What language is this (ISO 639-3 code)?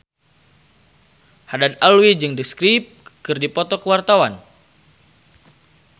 sun